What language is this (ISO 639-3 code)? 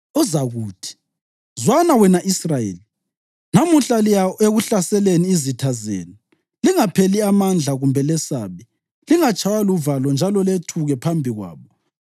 nde